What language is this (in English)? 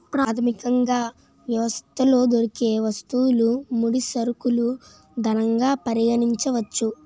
Telugu